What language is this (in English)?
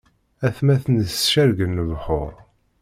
Kabyle